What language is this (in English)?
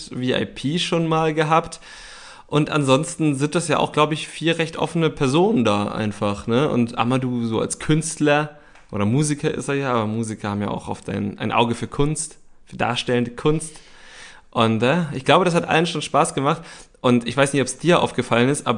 German